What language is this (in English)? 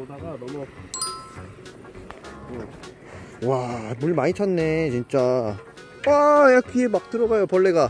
Korean